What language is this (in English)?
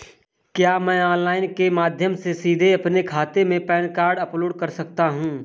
Hindi